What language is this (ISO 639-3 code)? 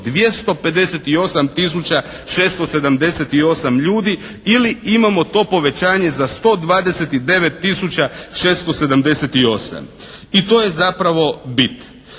hrv